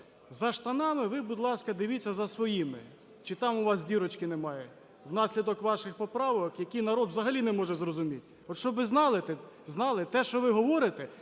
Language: Ukrainian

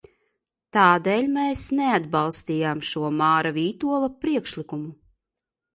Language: Latvian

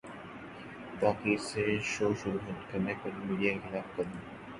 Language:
Urdu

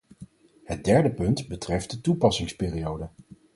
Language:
Dutch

